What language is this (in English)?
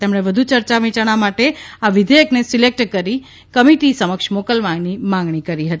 Gujarati